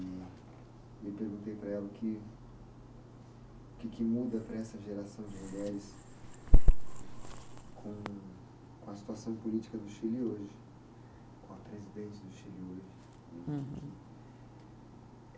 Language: Portuguese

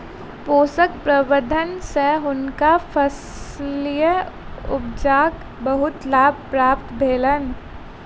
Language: Maithili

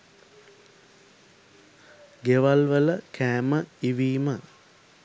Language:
Sinhala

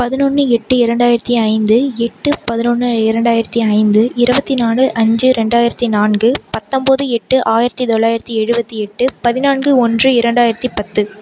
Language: Tamil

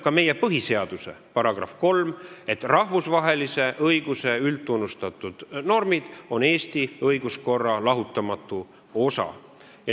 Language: Estonian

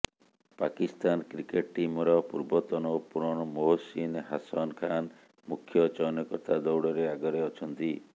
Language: Odia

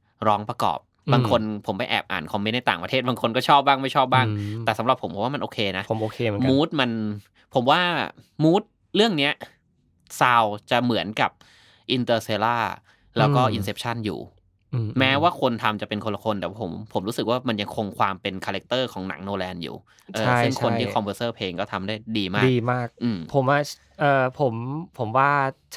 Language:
Thai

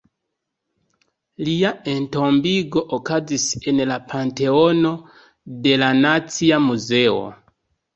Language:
Esperanto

